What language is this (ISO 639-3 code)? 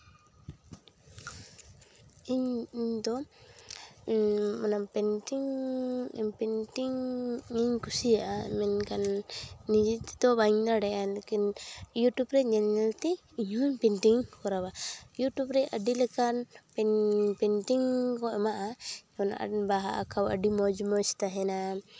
sat